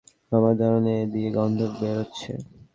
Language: Bangla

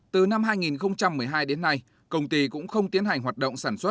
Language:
Vietnamese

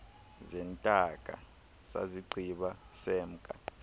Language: Xhosa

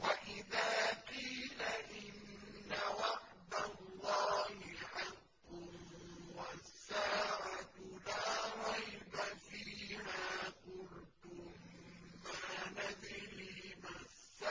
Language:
Arabic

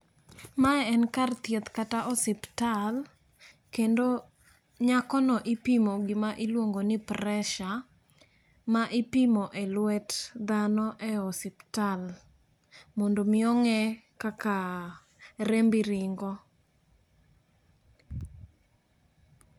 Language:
Luo (Kenya and Tanzania)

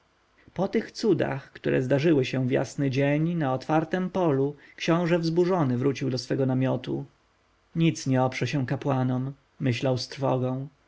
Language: Polish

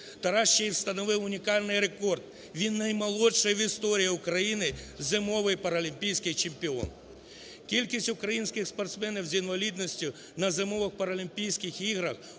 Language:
Ukrainian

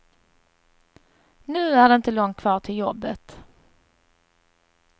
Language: Swedish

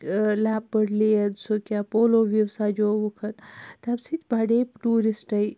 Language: Kashmiri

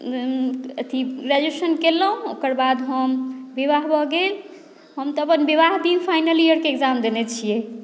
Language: Maithili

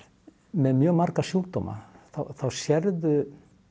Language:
Icelandic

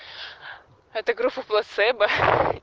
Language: Russian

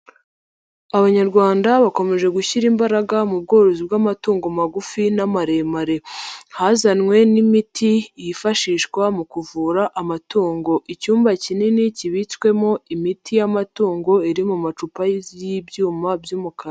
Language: Kinyarwanda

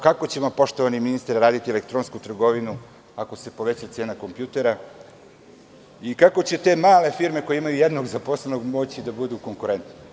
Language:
Serbian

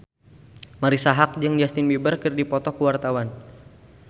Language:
Sundanese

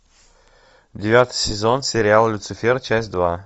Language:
Russian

